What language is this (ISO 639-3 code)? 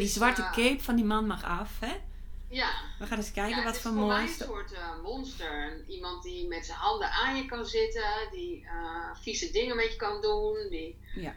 nld